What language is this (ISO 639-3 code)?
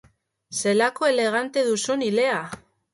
eus